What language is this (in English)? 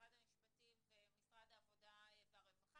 Hebrew